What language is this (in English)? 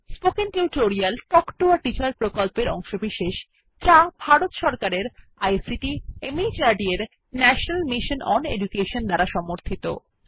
Bangla